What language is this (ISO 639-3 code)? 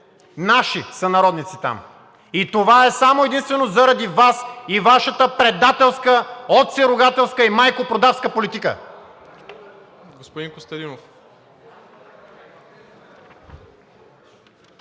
bul